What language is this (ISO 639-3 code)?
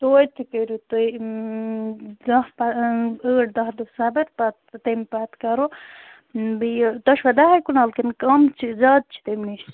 kas